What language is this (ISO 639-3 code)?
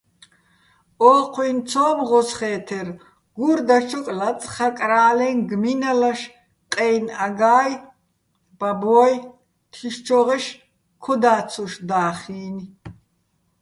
bbl